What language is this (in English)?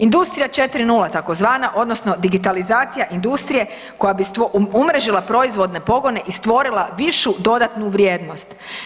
Croatian